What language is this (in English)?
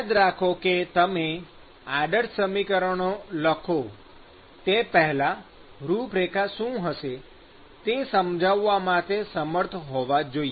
Gujarati